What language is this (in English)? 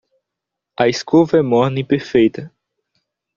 Portuguese